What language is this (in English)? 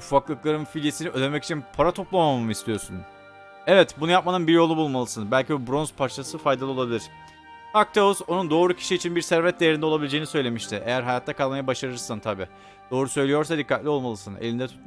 Turkish